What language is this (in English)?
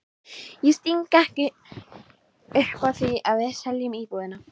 Icelandic